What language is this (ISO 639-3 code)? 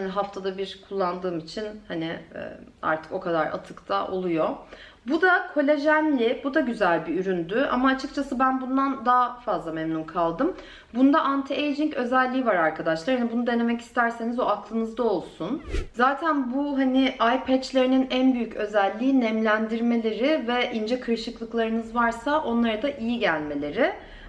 tur